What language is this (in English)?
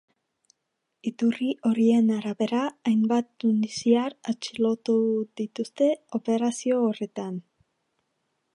Basque